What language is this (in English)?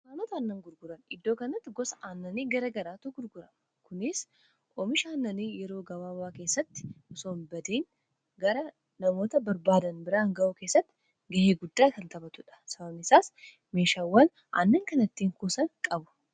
Oromo